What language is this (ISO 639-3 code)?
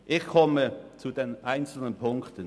gsw